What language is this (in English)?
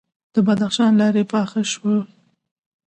Pashto